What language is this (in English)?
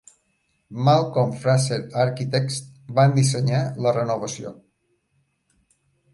Catalan